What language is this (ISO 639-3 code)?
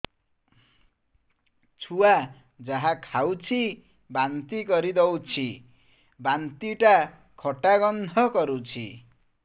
ori